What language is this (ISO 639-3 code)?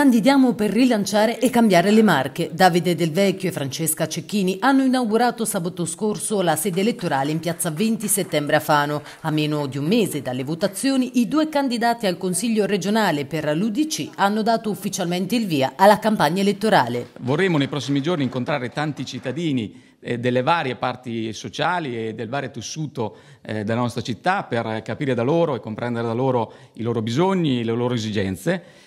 ita